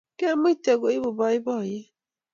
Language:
Kalenjin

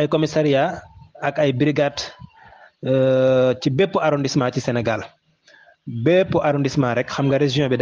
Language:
Arabic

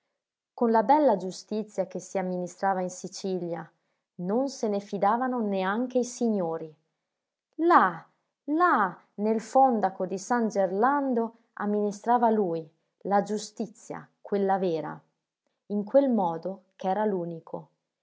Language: Italian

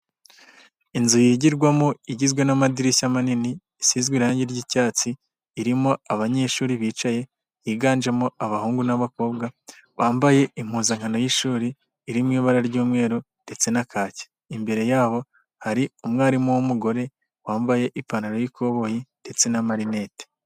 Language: Kinyarwanda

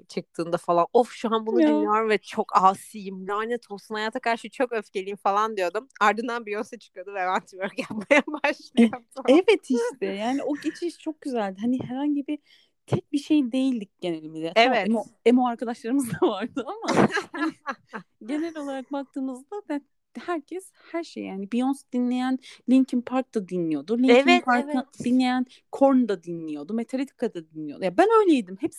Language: Turkish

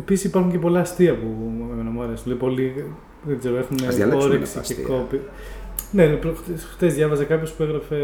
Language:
Greek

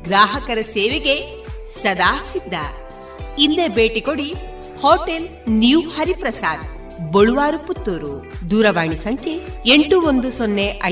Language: Kannada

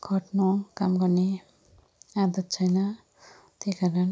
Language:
Nepali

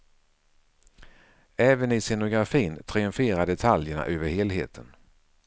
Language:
Swedish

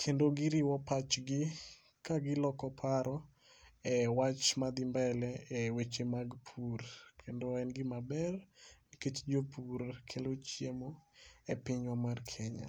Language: Luo (Kenya and Tanzania)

